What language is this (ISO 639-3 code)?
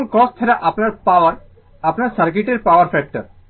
ben